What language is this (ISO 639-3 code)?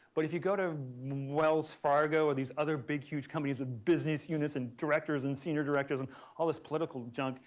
eng